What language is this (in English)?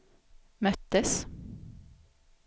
Swedish